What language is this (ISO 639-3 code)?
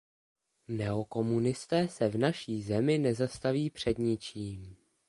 ces